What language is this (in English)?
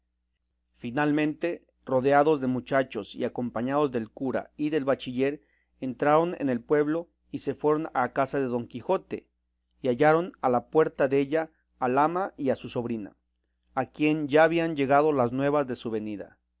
Spanish